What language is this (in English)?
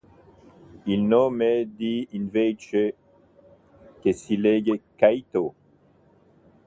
Italian